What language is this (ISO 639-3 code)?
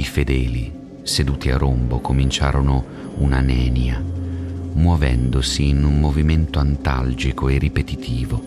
ita